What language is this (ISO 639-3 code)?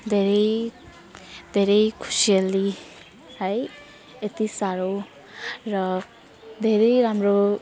nep